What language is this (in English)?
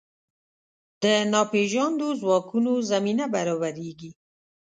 Pashto